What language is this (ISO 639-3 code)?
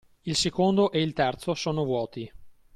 ita